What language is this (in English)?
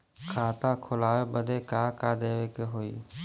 Bhojpuri